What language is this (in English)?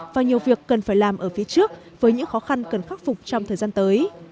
Vietnamese